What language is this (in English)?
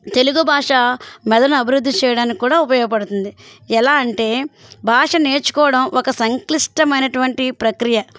Telugu